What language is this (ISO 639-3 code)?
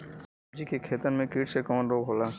bho